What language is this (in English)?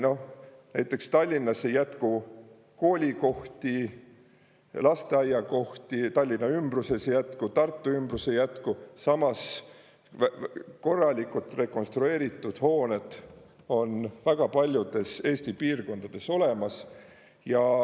Estonian